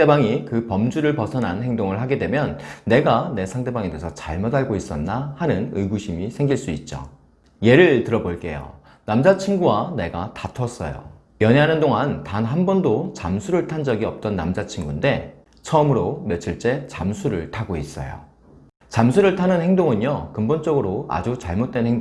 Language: Korean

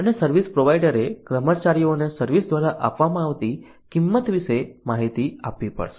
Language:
Gujarati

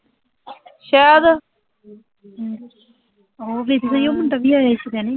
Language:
Punjabi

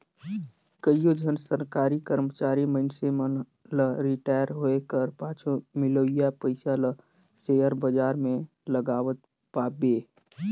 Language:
Chhattisgarhi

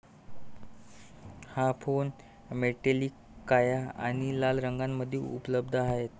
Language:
Marathi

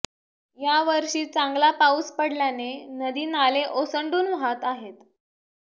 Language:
Marathi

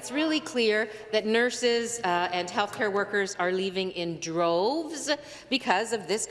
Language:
English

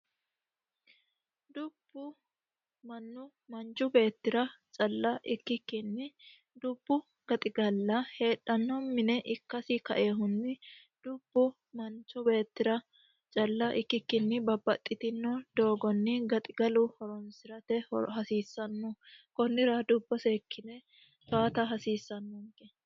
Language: Sidamo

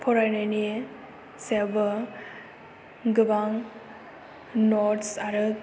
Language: Bodo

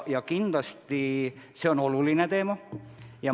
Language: Estonian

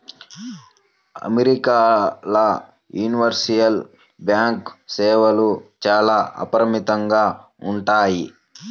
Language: Telugu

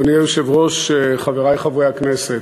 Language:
Hebrew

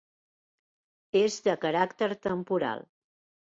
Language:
Catalan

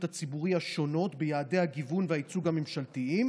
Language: Hebrew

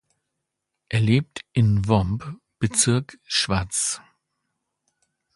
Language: German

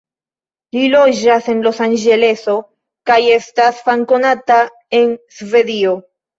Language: Esperanto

